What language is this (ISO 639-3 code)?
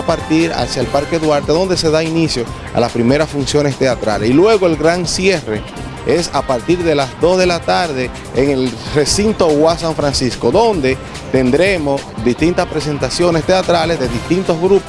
spa